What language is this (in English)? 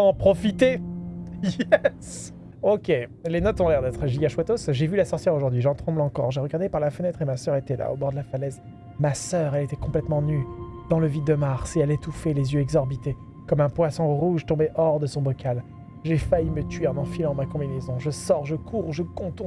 French